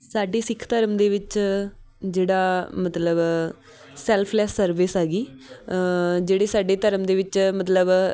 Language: Punjabi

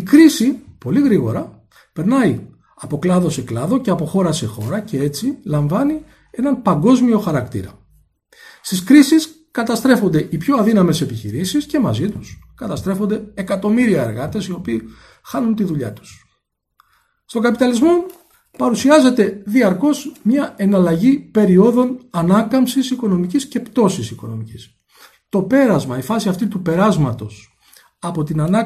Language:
Greek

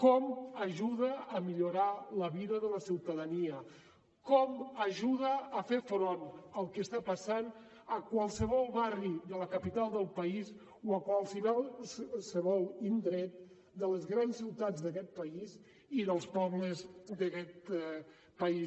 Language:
Catalan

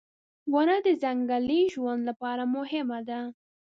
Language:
Pashto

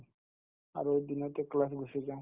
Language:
Assamese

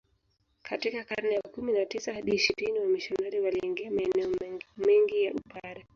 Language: Swahili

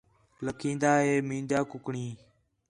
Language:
Khetrani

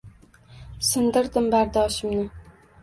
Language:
Uzbek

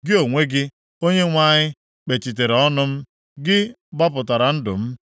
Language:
Igbo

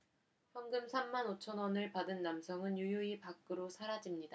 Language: Korean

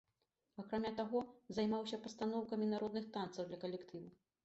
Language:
Belarusian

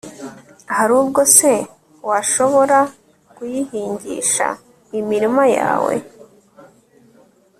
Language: Kinyarwanda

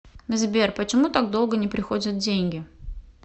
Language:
Russian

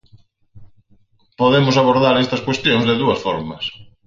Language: Galician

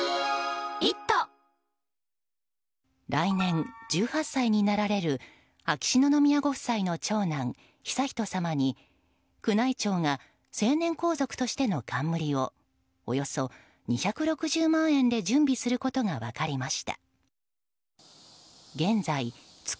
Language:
Japanese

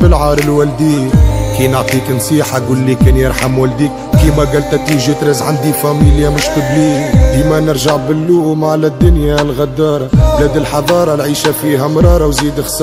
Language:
Arabic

